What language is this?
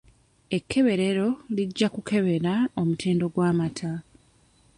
Ganda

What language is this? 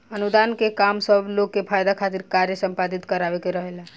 Bhojpuri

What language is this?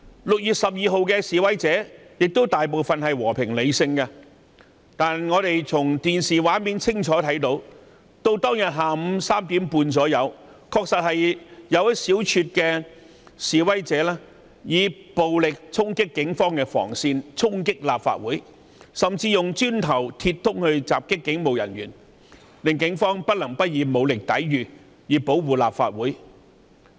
Cantonese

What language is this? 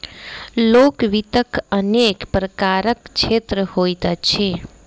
Maithili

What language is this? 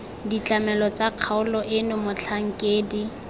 Tswana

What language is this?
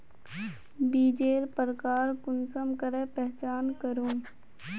Magahi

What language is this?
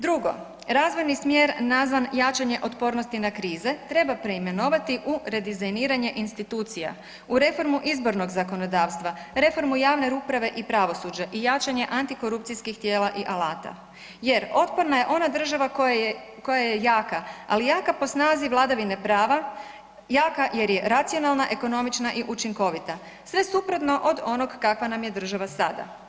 Croatian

